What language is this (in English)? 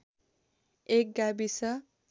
Nepali